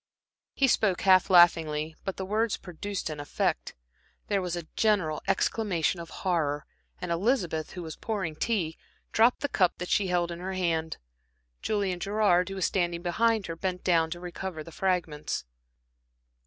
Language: English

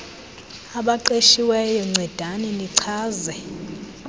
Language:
Xhosa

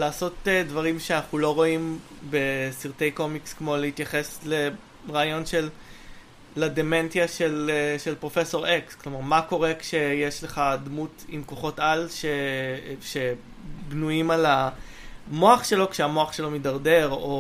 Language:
Hebrew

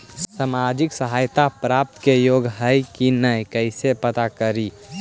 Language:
Magahi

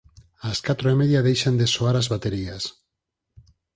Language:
Galician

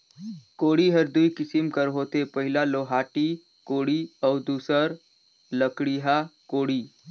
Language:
Chhattisgarhi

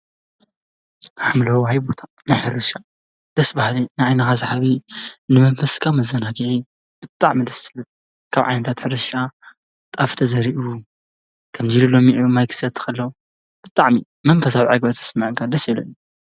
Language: Tigrinya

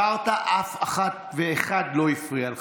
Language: Hebrew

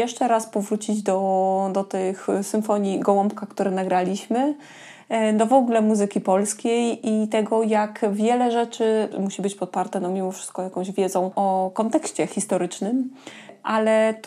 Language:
Polish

